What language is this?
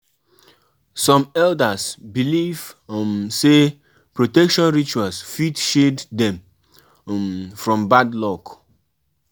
Nigerian Pidgin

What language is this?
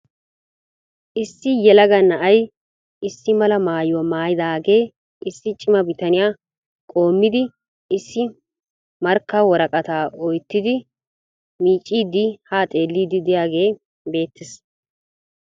Wolaytta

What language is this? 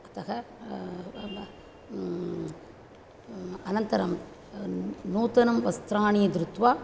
Sanskrit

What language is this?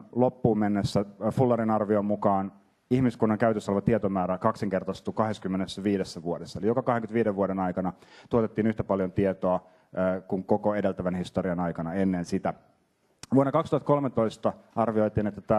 Finnish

